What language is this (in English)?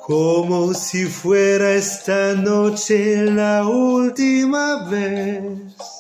French